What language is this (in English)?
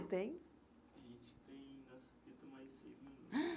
Portuguese